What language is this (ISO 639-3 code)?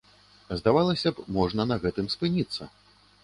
bel